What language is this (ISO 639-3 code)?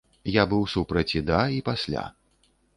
bel